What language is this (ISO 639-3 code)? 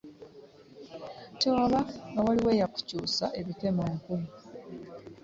lug